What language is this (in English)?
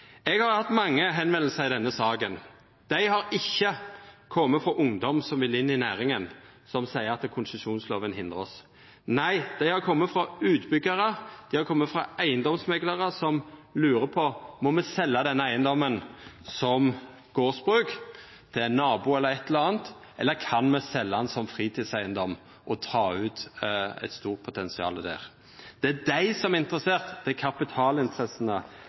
Norwegian Nynorsk